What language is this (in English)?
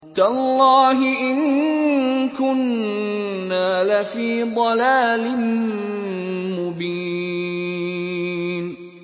Arabic